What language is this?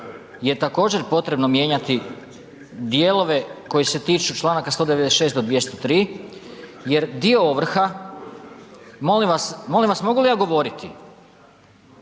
Croatian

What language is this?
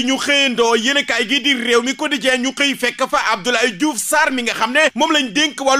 French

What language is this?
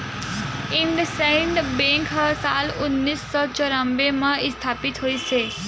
Chhattisgarhi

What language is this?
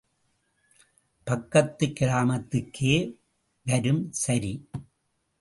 Tamil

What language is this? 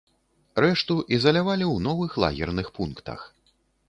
Belarusian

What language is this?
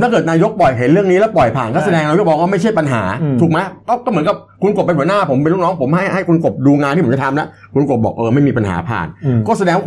Thai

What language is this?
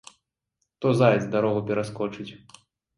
Belarusian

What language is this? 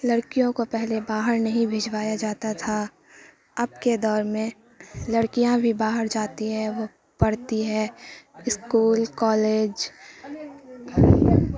Urdu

